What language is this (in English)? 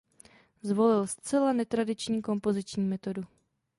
Czech